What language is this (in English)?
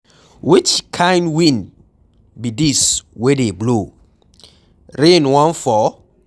Nigerian Pidgin